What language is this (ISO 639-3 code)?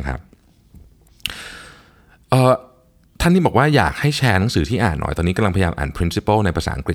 tha